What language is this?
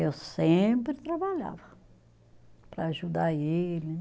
Portuguese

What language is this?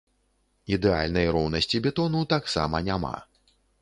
Belarusian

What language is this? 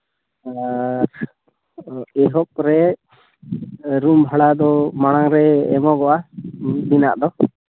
Santali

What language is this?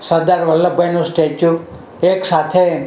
Gujarati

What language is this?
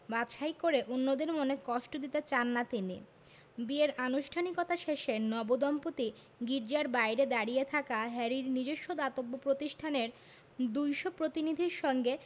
Bangla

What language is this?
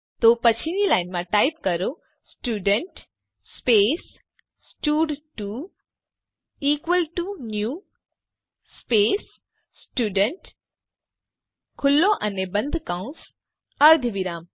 Gujarati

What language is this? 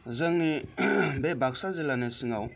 Bodo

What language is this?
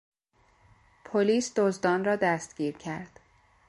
Persian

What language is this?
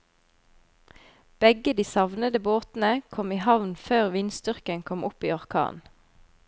Norwegian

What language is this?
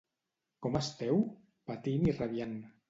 Catalan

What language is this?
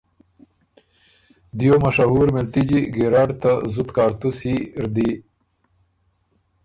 Ormuri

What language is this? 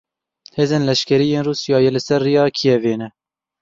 Kurdish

